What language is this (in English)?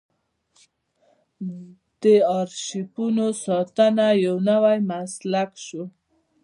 Pashto